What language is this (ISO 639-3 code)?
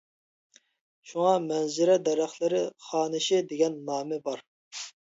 uig